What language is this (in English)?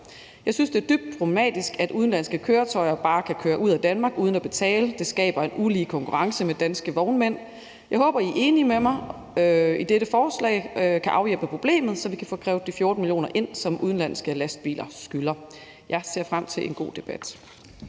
Danish